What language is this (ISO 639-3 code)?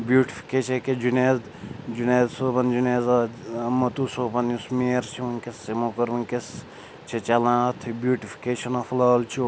kas